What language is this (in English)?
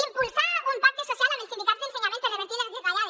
Catalan